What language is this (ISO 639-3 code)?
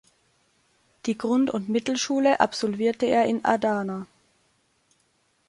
deu